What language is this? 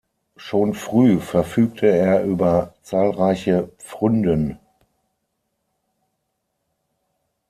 German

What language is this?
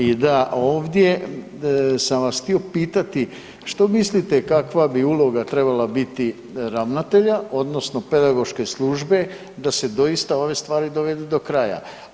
Croatian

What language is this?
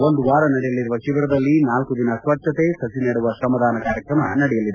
Kannada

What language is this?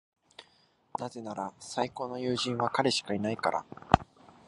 Japanese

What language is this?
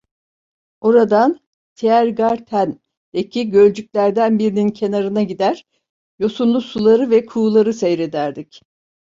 Turkish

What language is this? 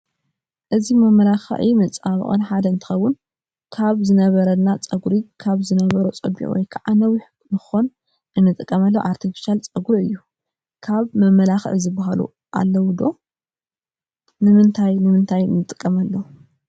Tigrinya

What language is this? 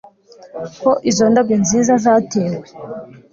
Kinyarwanda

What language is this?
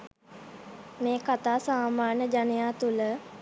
Sinhala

